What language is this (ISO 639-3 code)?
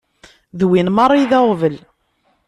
kab